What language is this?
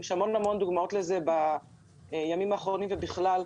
Hebrew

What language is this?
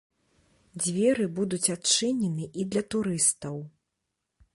Belarusian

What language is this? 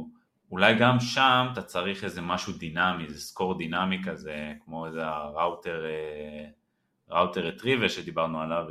Hebrew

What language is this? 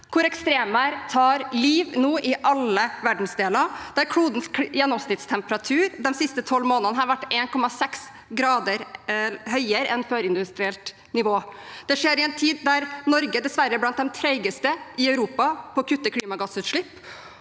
Norwegian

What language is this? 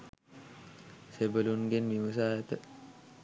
Sinhala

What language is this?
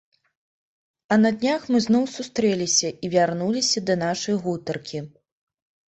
Belarusian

